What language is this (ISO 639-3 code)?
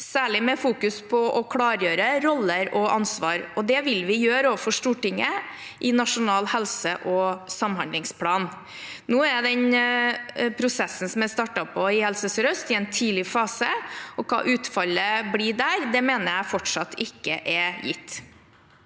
nor